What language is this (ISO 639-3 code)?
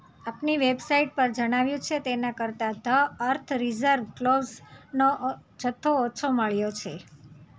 guj